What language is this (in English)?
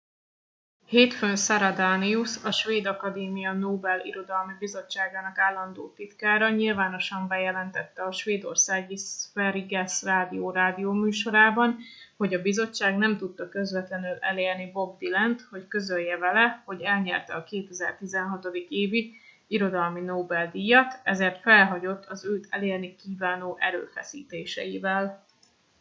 Hungarian